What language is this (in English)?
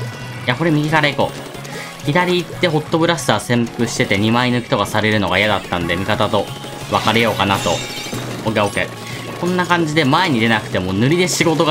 Japanese